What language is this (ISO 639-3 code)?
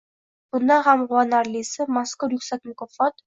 uzb